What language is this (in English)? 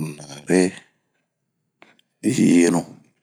Bomu